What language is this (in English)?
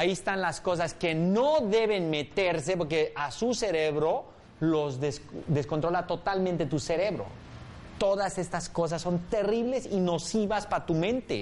Spanish